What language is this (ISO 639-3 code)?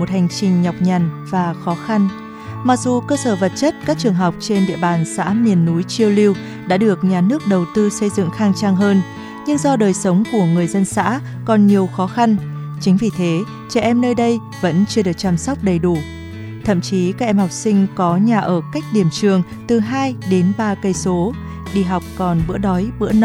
vie